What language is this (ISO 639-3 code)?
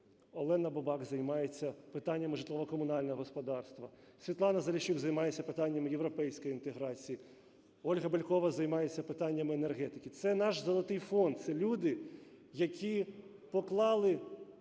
ukr